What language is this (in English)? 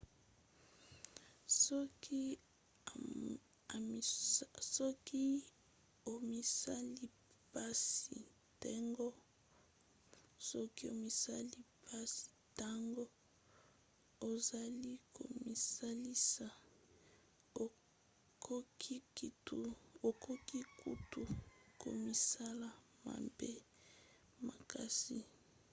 Lingala